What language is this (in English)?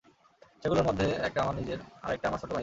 Bangla